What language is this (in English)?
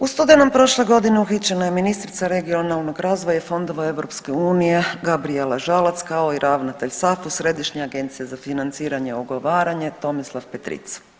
Croatian